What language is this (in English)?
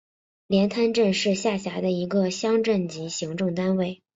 Chinese